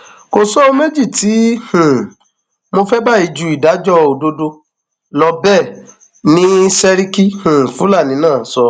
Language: Yoruba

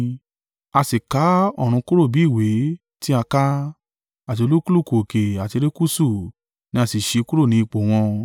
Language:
Yoruba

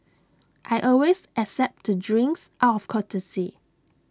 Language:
English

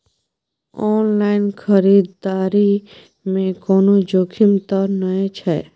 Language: Maithili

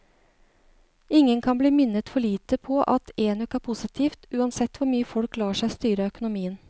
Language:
Norwegian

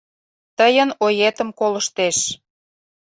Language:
Mari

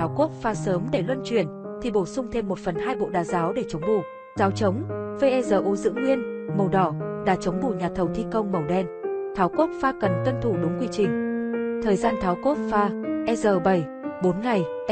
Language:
Vietnamese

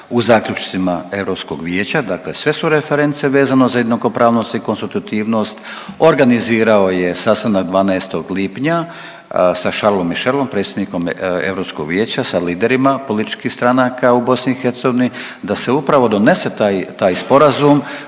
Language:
Croatian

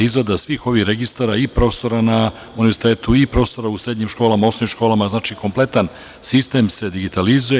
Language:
Serbian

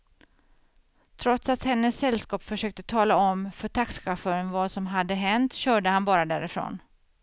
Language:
Swedish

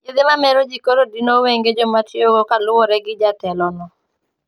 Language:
Luo (Kenya and Tanzania)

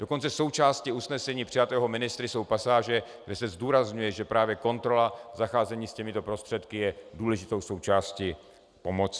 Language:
Czech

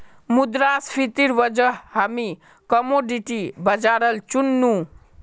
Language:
Magahi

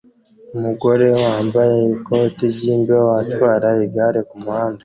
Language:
Kinyarwanda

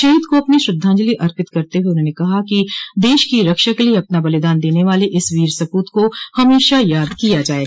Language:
Hindi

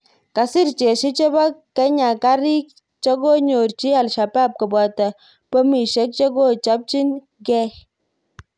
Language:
Kalenjin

